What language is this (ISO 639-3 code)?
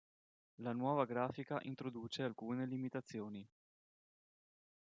ita